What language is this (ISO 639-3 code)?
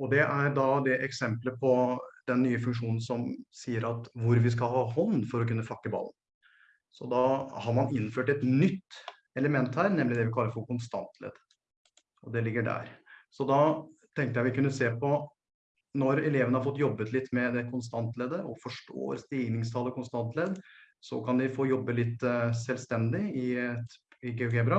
nor